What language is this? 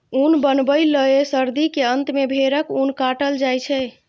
Maithili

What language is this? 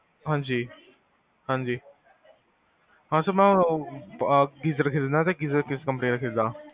Punjabi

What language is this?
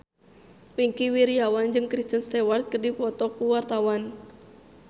Sundanese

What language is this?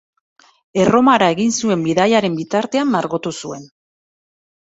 Basque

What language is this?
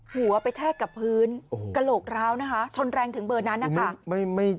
Thai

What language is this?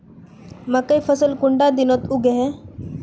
Magahi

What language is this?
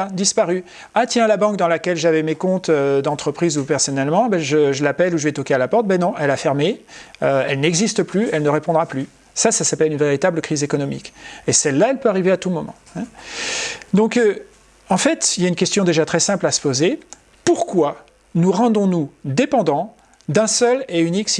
French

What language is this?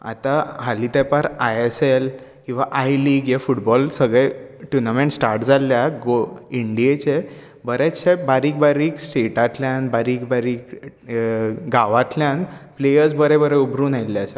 Konkani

